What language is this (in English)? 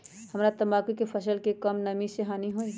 Magahi